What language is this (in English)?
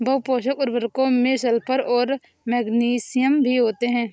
Hindi